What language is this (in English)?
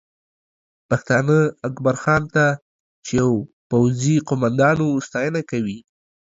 Pashto